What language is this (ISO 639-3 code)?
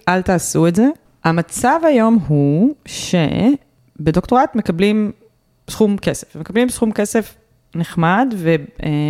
heb